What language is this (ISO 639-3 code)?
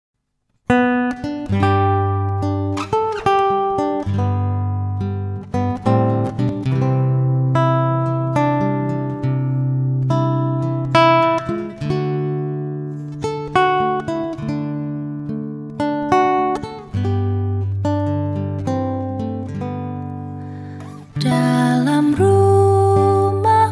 ind